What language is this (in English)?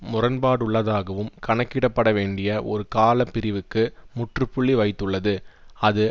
Tamil